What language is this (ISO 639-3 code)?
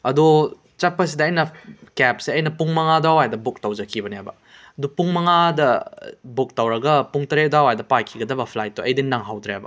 mni